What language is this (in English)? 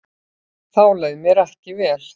Icelandic